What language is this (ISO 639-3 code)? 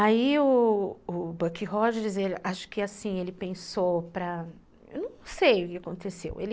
por